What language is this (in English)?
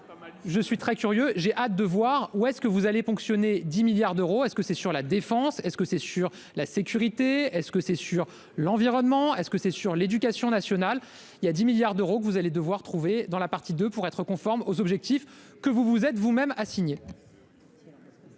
French